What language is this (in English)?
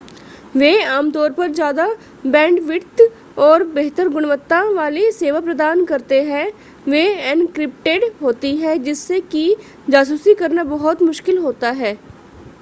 Hindi